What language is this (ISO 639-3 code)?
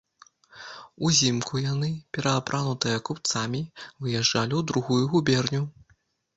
bel